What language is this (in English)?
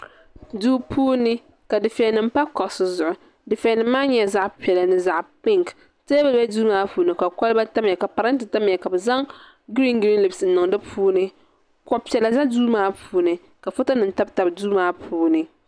Dagbani